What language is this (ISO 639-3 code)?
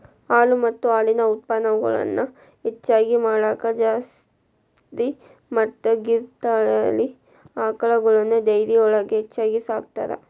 kan